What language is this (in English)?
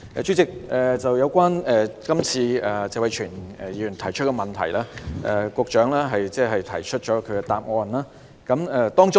Cantonese